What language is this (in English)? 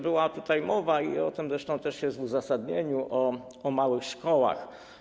Polish